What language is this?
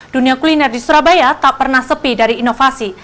Indonesian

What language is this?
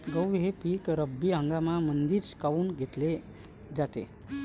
Marathi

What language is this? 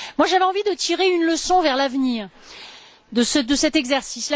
French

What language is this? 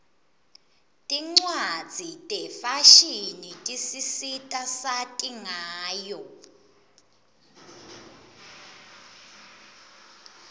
Swati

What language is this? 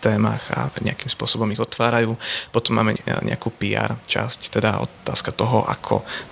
Slovak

